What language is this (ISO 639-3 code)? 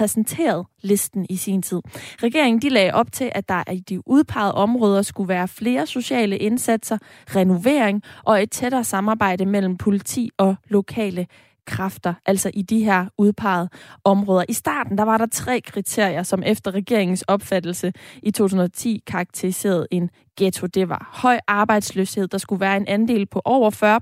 dan